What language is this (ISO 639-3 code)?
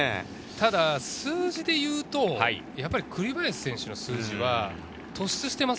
jpn